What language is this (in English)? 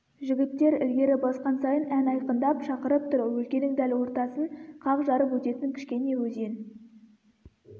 Kazakh